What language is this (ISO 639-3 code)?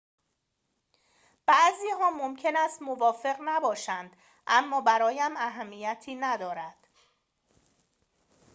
fas